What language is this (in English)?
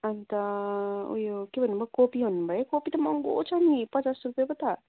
Nepali